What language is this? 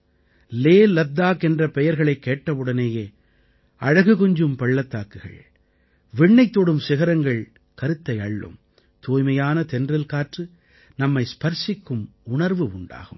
Tamil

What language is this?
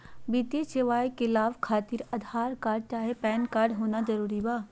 Magahi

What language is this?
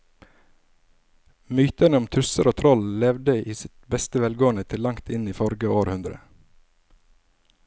Norwegian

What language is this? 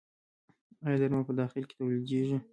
Pashto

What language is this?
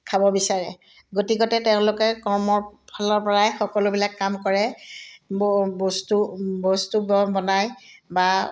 Assamese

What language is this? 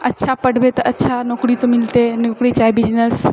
Maithili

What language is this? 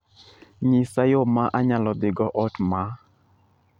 Luo (Kenya and Tanzania)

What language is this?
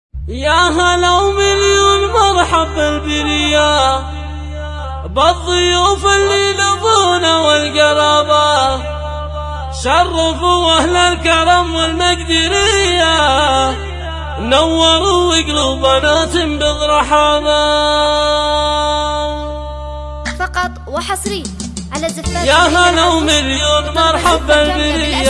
Arabic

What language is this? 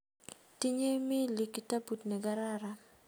Kalenjin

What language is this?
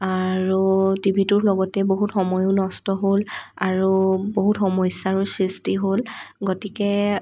Assamese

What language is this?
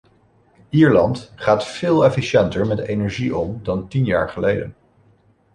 Dutch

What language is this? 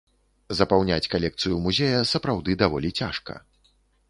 Belarusian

